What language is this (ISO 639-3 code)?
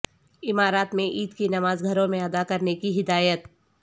urd